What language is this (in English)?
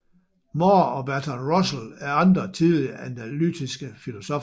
Danish